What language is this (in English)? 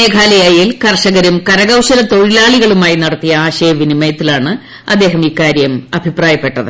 Malayalam